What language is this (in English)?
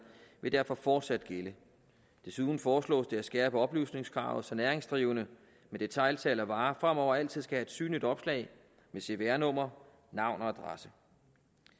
Danish